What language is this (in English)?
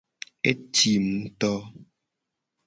Gen